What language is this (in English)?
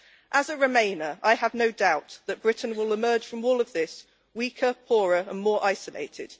English